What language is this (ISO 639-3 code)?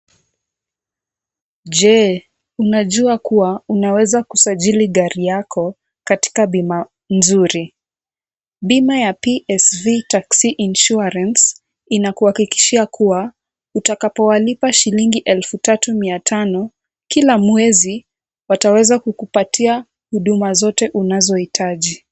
swa